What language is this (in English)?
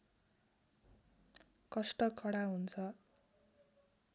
Nepali